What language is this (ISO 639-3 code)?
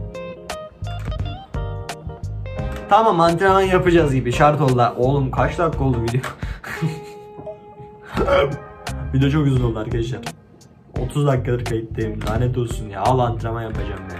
tur